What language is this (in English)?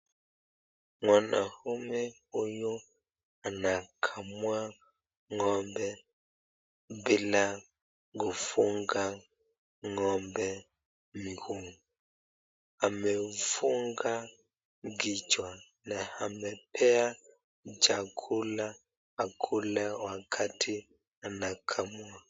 Swahili